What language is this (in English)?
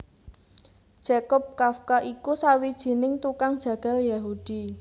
Javanese